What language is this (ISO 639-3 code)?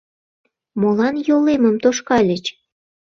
chm